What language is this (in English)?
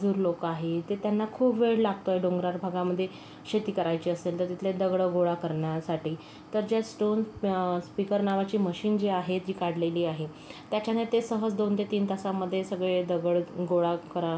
Marathi